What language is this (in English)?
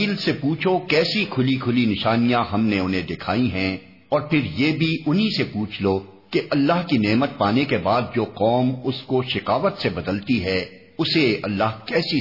Urdu